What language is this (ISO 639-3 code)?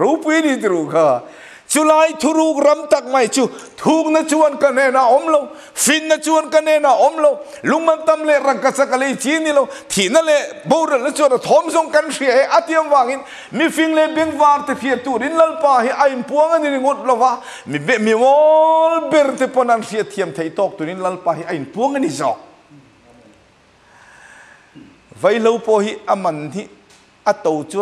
tha